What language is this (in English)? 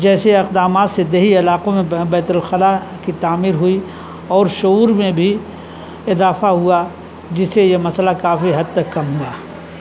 Urdu